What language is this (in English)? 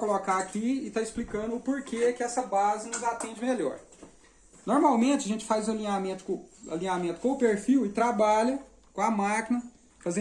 Portuguese